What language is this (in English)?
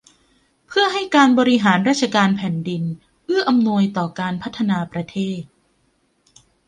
Thai